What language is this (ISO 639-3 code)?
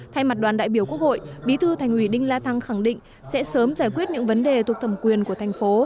vie